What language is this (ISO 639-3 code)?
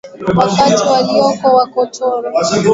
swa